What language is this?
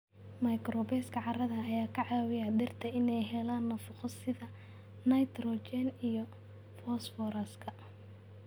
Somali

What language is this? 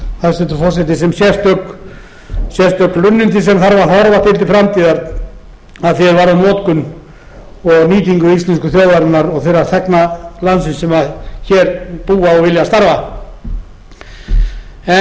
Icelandic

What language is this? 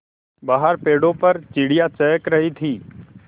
Hindi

